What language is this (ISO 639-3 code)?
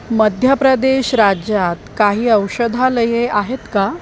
mar